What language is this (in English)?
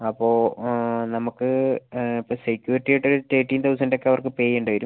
Malayalam